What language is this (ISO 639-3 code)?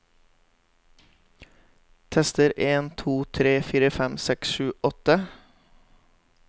nor